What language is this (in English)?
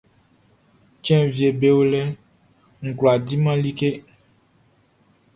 Baoulé